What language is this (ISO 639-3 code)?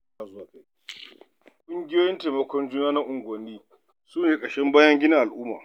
hau